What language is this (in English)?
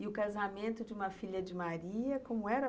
Portuguese